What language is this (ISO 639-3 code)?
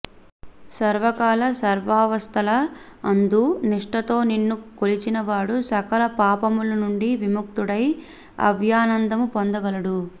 tel